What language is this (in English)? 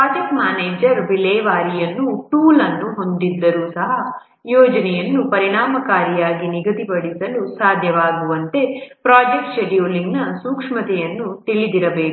Kannada